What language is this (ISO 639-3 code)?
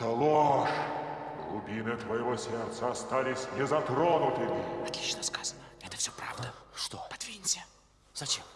rus